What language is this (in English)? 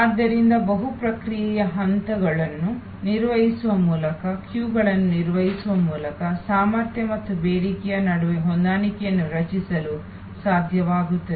Kannada